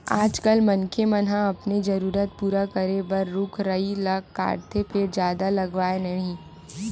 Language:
Chhattisgarhi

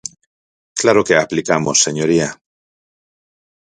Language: Galician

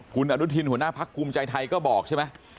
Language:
Thai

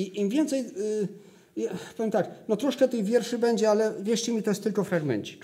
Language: Polish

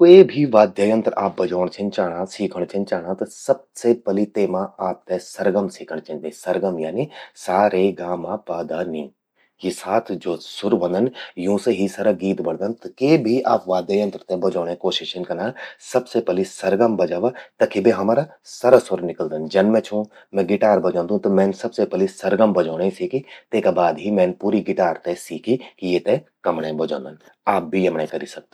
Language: Garhwali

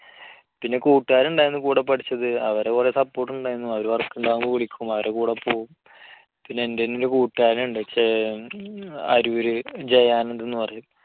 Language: Malayalam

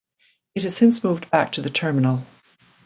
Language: English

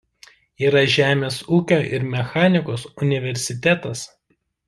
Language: Lithuanian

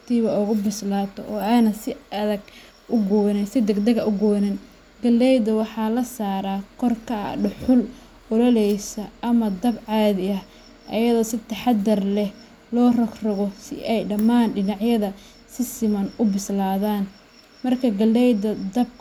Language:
Somali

